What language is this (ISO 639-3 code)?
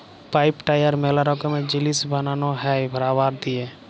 ben